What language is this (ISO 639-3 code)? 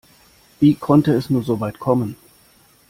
deu